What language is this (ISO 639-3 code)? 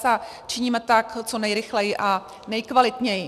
ces